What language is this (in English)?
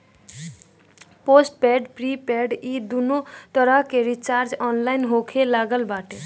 Bhojpuri